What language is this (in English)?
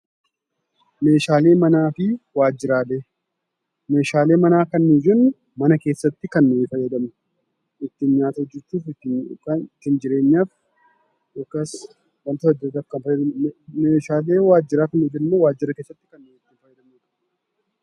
Oromo